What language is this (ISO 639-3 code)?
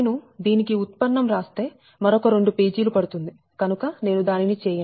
tel